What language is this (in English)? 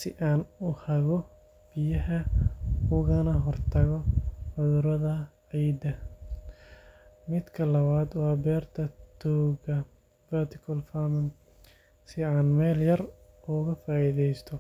Somali